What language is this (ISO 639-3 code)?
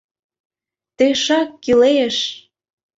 chm